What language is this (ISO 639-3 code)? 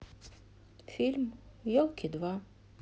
rus